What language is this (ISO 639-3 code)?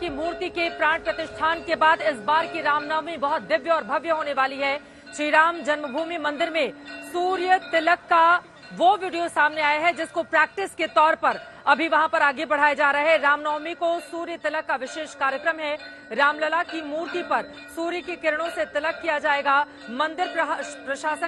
hin